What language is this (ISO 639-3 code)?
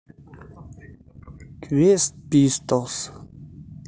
rus